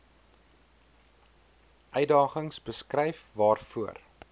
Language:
Afrikaans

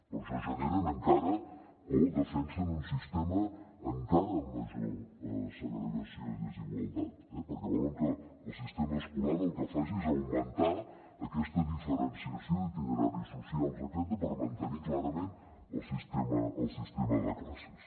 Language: Catalan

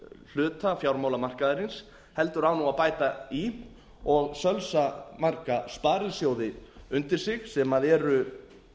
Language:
Icelandic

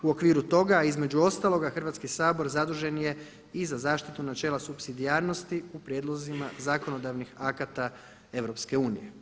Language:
Croatian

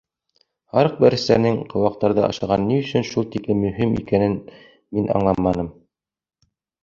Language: Bashkir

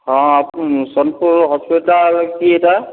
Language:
Odia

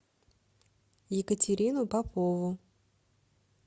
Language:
Russian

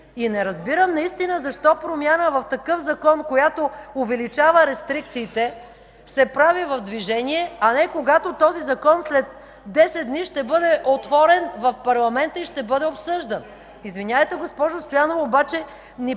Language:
Bulgarian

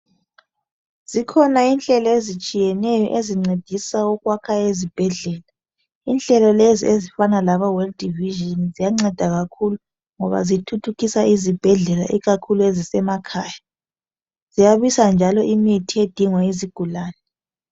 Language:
North Ndebele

